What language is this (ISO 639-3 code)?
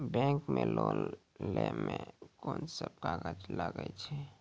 mai